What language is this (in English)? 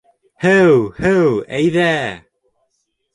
Bashkir